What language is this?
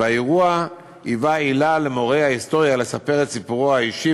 Hebrew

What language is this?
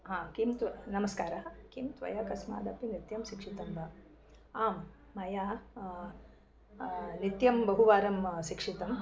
Sanskrit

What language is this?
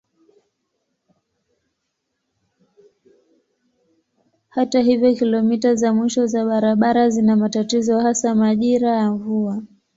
Swahili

